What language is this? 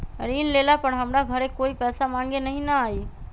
Magahi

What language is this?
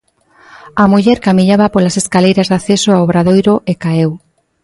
Galician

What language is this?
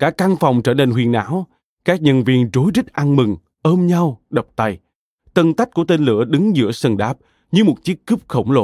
Vietnamese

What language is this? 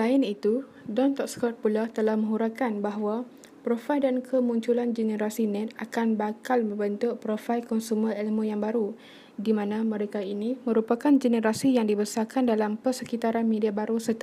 Malay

